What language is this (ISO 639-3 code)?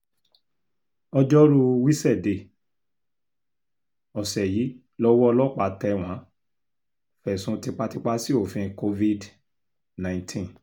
yor